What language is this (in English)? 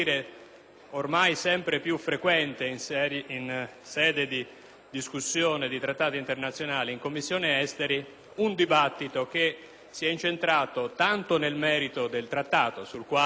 Italian